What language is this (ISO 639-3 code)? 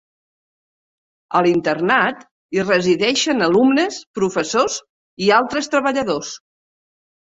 cat